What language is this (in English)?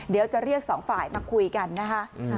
Thai